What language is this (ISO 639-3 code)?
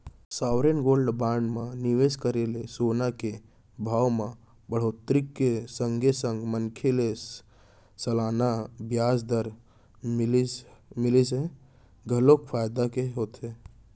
hne